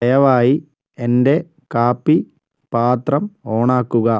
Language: Malayalam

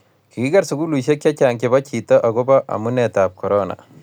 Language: Kalenjin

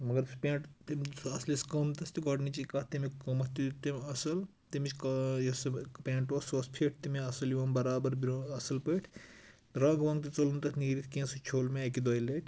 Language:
Kashmiri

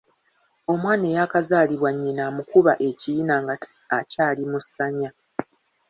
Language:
Ganda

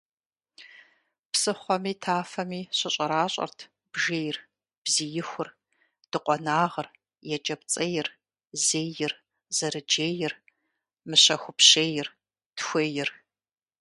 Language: Kabardian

